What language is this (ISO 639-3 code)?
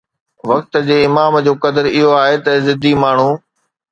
snd